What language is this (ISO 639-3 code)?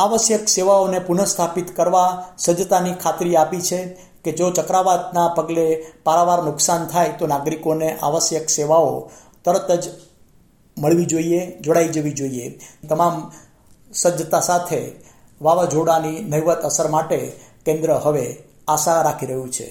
guj